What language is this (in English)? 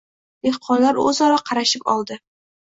Uzbek